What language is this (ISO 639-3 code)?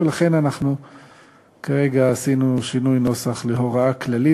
heb